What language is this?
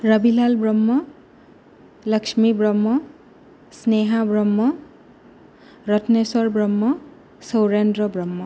Bodo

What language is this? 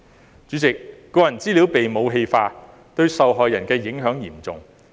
Cantonese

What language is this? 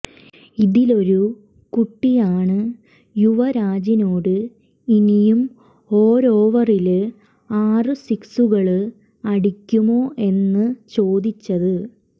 Malayalam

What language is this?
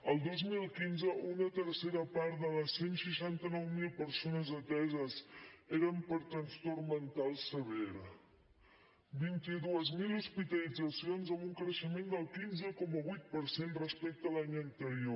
Catalan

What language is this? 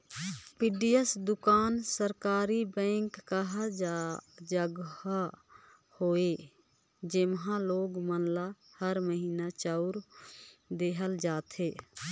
Chhattisgarhi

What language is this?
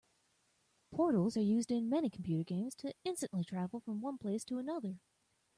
English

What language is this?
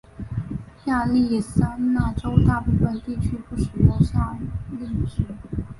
Chinese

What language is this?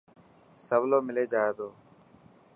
Dhatki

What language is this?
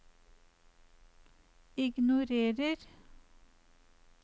Norwegian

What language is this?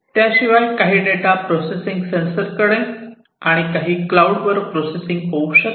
Marathi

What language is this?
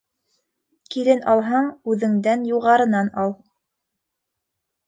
Bashkir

